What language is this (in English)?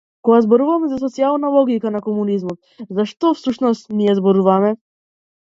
Macedonian